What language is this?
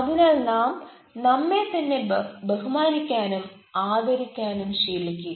Malayalam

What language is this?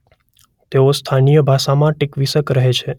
Gujarati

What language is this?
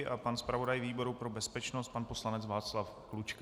Czech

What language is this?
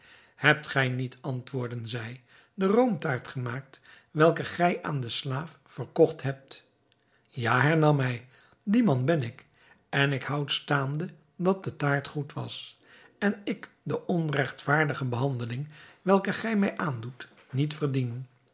Dutch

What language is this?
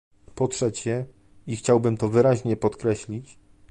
Polish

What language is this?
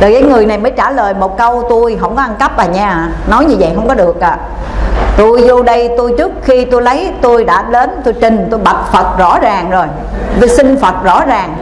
Vietnamese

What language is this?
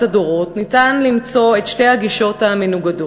Hebrew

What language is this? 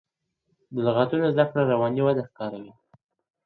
Pashto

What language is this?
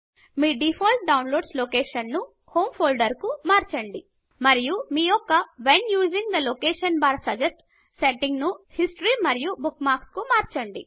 Telugu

